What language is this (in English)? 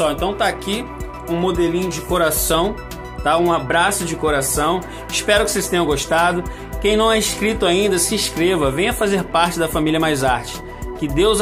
Portuguese